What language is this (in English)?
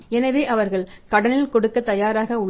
Tamil